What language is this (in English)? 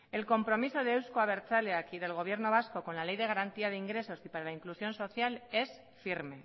Spanish